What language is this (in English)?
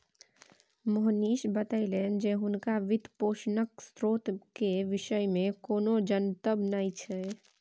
Maithili